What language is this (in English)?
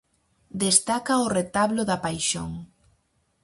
Galician